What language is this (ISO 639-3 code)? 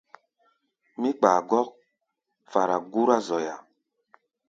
gba